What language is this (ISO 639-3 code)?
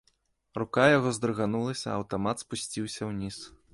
bel